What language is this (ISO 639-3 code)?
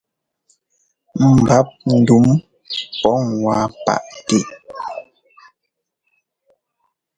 jgo